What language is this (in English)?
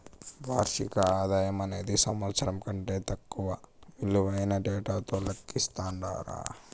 Telugu